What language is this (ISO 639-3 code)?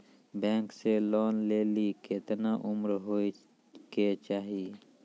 mai